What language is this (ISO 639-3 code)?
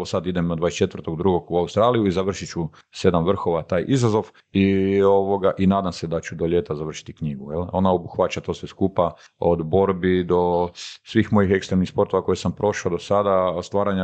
hrv